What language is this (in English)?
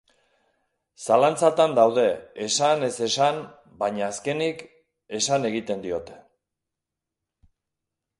Basque